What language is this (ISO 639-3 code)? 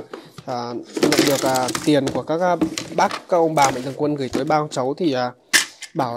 vie